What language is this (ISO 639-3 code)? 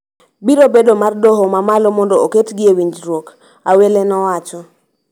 luo